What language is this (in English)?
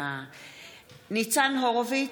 Hebrew